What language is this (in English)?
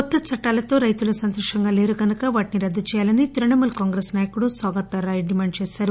Telugu